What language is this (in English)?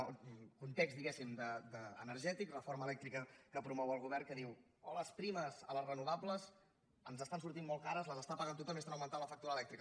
Catalan